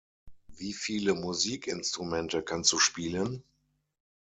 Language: German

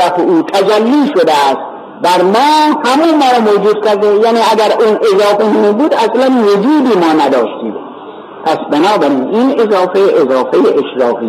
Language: Persian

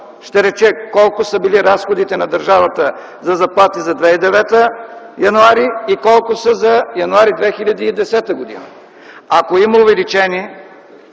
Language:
Bulgarian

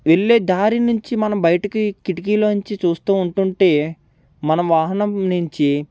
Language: Telugu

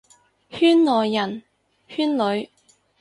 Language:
Cantonese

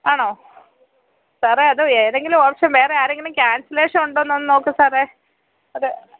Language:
Malayalam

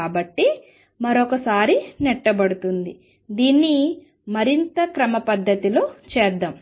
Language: Telugu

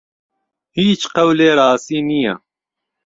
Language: Central Kurdish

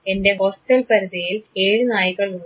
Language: Malayalam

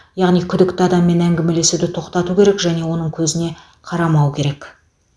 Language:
Kazakh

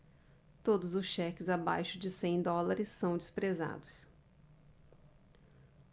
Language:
Portuguese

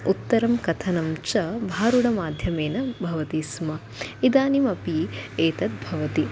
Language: Sanskrit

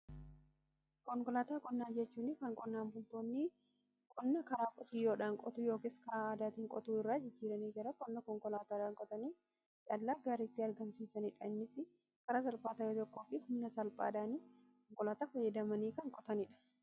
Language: Oromo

